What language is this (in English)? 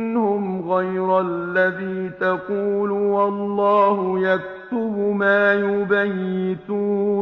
Arabic